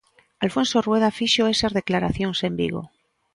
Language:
Galician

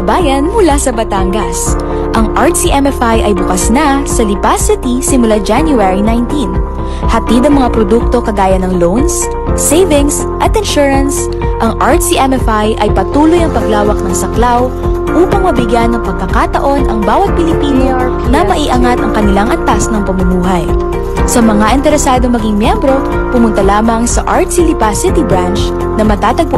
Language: Filipino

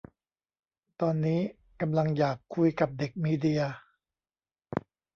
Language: Thai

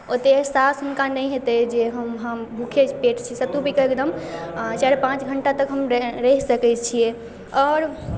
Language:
Maithili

